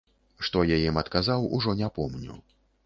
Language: Belarusian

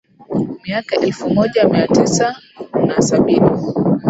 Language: Swahili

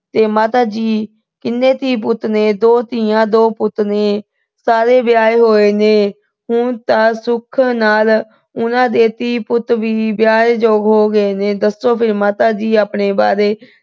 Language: Punjabi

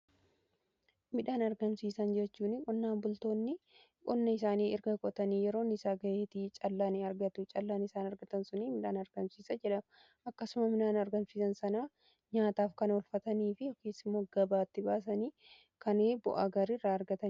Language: Oromo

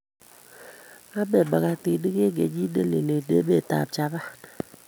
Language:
Kalenjin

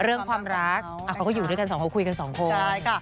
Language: Thai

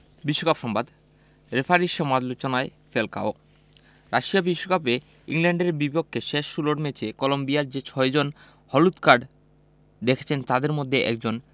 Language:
Bangla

